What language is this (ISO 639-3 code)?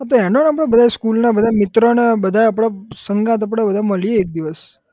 guj